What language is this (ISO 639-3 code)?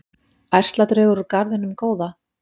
isl